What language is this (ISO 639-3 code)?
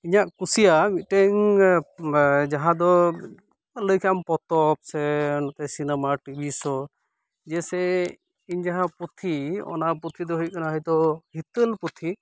sat